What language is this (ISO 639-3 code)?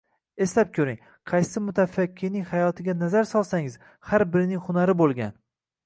uzb